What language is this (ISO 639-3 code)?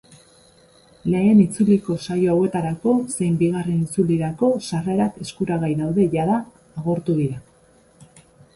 eus